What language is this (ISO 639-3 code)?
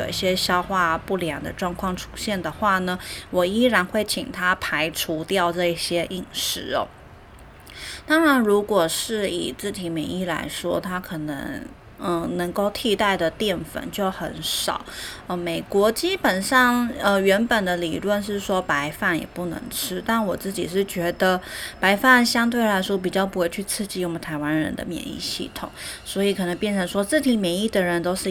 zho